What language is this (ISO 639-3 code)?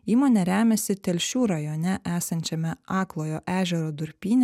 lit